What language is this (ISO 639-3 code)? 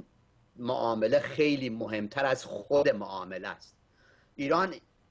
fas